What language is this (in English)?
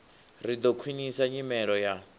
Venda